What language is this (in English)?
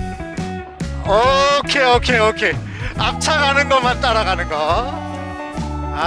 Korean